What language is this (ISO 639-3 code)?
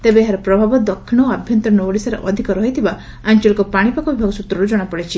ori